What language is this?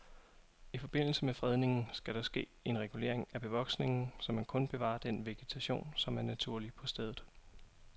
Danish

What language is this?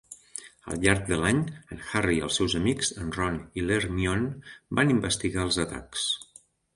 Catalan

